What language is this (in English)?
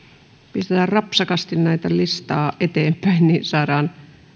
Finnish